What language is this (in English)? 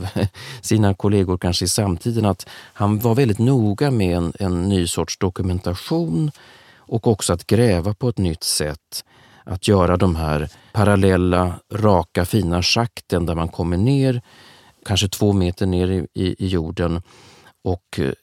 Swedish